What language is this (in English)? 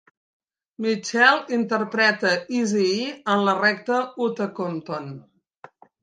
Catalan